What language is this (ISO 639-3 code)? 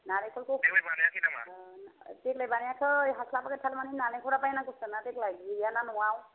brx